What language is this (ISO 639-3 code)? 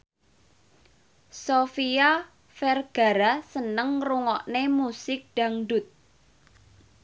jav